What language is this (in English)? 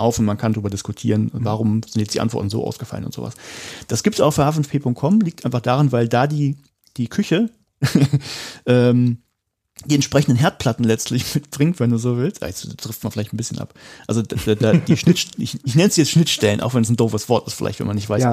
German